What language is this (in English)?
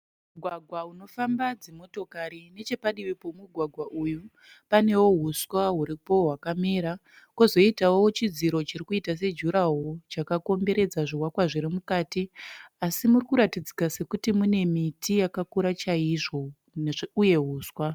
Shona